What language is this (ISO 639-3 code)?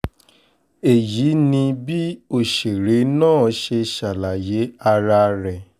yor